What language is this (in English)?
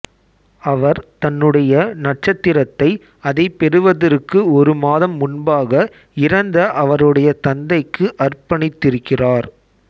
Tamil